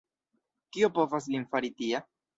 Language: Esperanto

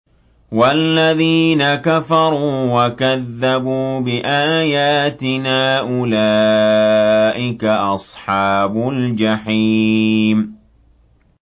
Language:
Arabic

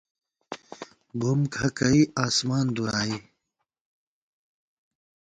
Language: Gawar-Bati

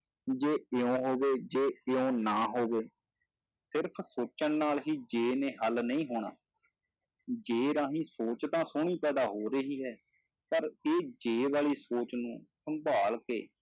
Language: Punjabi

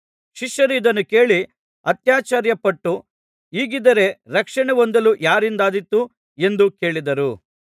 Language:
Kannada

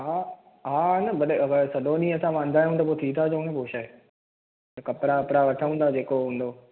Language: Sindhi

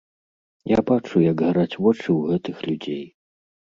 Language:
Belarusian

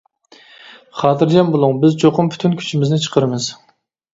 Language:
Uyghur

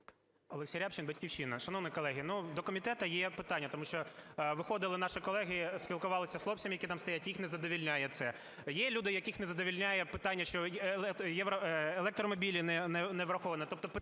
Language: Ukrainian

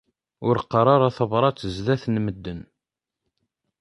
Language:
Kabyle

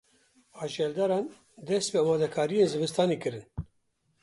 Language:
Kurdish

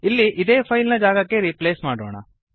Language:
Kannada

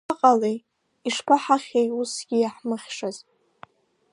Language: Abkhazian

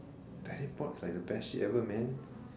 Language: English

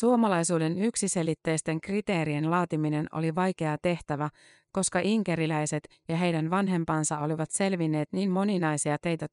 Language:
Finnish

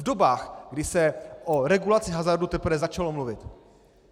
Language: Czech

